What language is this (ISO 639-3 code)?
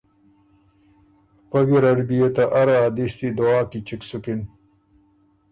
oru